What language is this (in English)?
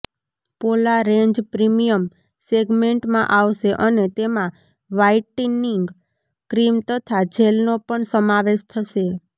Gujarati